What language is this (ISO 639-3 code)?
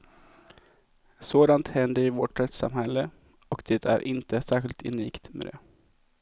swe